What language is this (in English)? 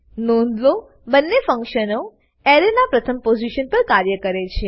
Gujarati